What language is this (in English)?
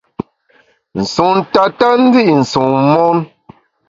Bamun